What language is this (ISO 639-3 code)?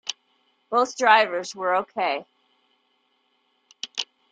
eng